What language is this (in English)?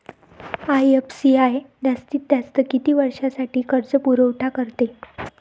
Marathi